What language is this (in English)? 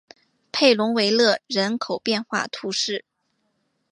Chinese